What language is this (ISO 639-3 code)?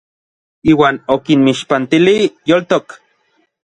nlv